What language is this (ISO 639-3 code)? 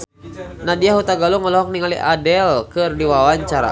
sun